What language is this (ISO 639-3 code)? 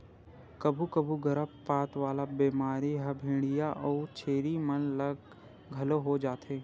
hne